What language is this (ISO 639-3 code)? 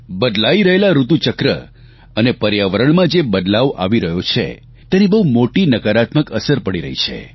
guj